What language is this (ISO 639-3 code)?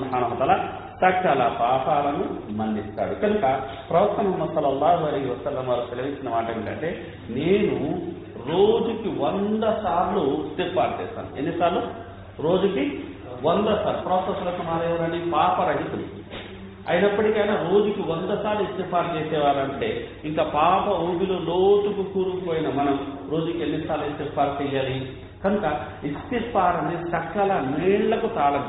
tel